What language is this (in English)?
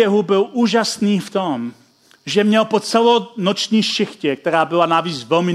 Czech